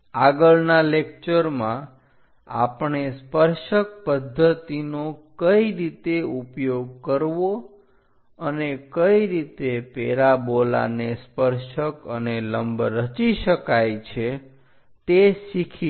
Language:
Gujarati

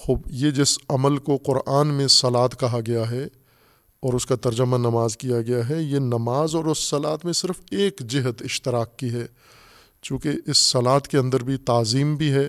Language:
Urdu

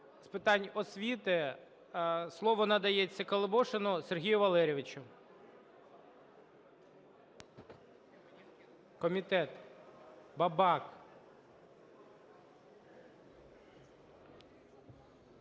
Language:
Ukrainian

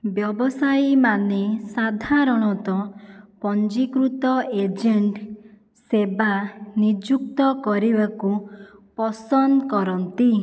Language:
Odia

